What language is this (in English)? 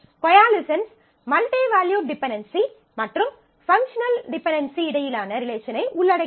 Tamil